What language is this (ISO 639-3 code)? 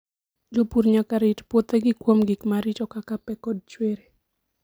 luo